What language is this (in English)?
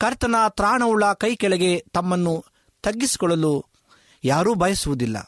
Kannada